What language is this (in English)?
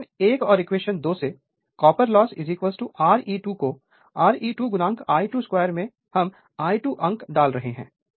Hindi